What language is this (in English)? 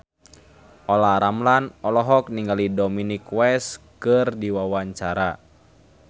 Sundanese